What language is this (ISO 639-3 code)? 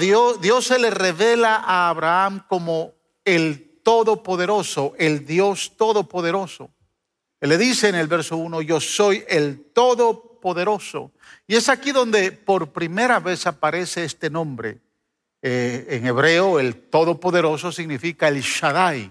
spa